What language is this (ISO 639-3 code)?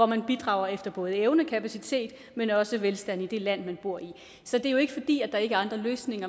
dan